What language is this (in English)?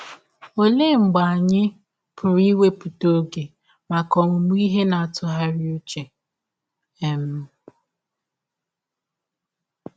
Igbo